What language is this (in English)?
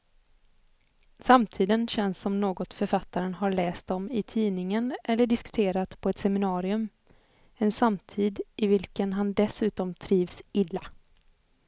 Swedish